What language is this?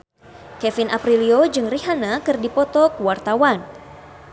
Sundanese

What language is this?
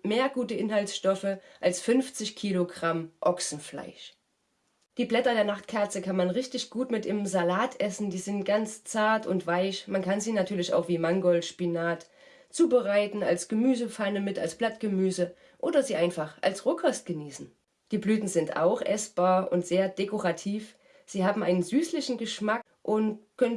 German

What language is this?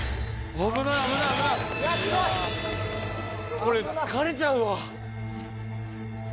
Japanese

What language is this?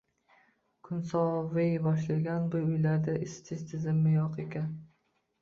Uzbek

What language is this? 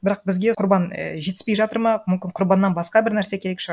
Kazakh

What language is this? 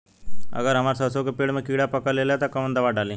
Bhojpuri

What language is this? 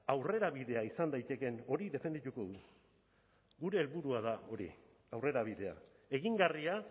Basque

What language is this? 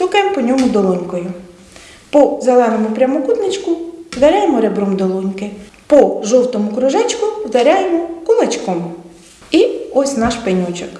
Ukrainian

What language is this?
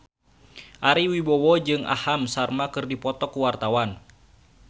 Sundanese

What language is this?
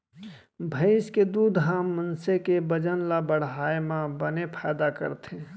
Chhattisgarhi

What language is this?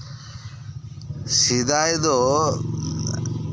Santali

